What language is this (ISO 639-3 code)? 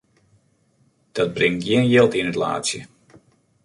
fry